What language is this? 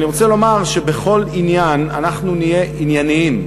Hebrew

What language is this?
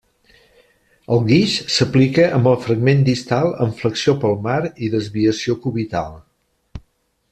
Catalan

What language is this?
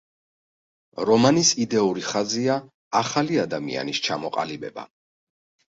Georgian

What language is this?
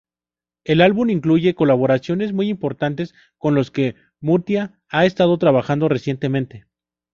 Spanish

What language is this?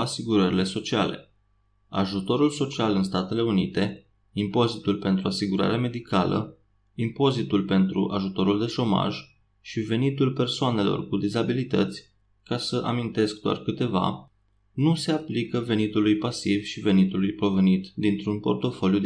Romanian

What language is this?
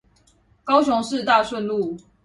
Chinese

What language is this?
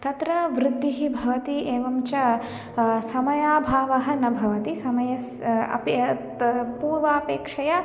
Sanskrit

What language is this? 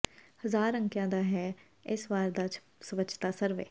Punjabi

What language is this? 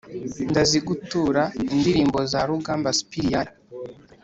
Kinyarwanda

